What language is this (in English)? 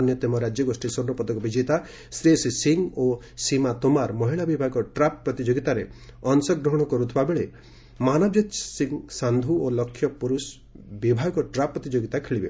Odia